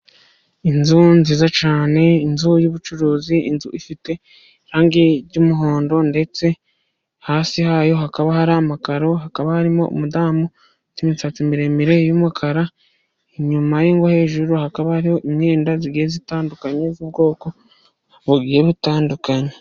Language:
Kinyarwanda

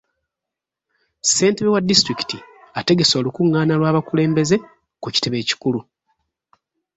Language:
Ganda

